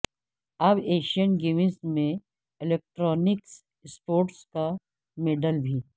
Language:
Urdu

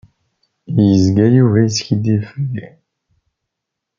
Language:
Kabyle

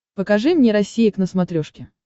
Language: Russian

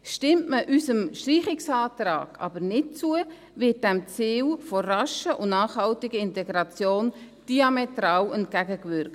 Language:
Swiss German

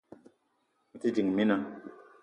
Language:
Eton (Cameroon)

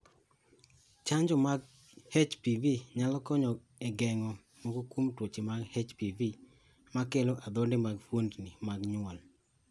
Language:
Luo (Kenya and Tanzania)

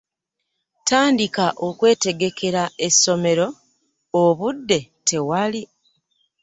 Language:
Ganda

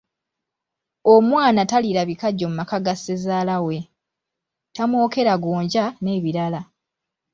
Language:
Ganda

